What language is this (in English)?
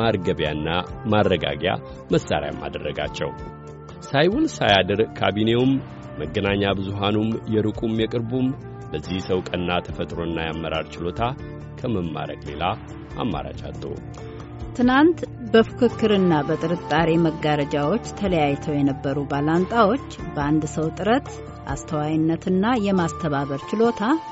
Amharic